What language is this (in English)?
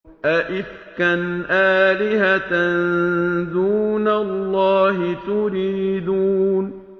Arabic